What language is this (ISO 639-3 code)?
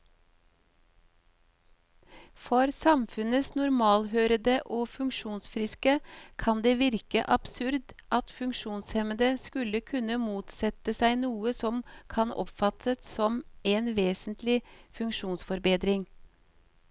nor